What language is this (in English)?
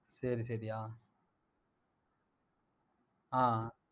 Tamil